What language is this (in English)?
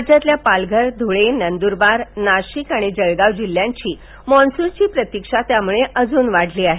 Marathi